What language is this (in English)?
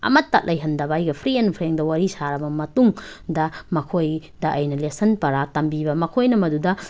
Manipuri